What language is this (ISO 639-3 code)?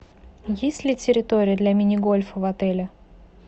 rus